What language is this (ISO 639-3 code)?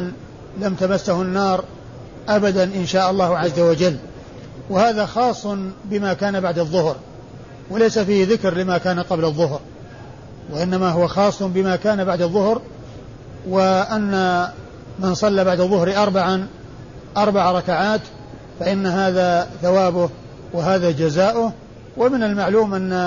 ara